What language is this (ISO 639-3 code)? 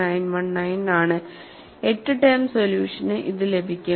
mal